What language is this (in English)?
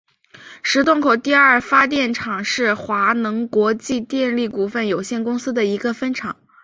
Chinese